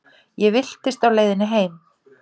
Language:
Icelandic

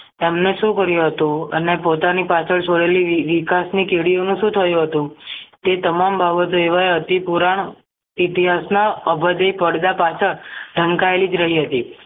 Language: Gujarati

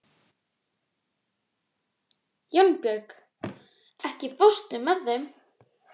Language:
Icelandic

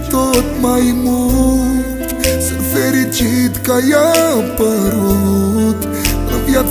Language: Romanian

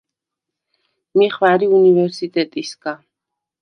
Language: Svan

